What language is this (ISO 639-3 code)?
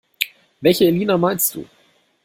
deu